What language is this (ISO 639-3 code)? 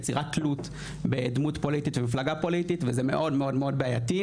heb